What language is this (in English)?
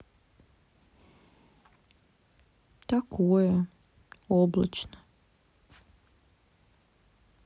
Russian